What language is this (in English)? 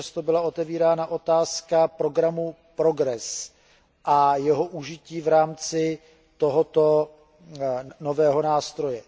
Czech